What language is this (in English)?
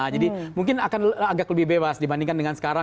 Indonesian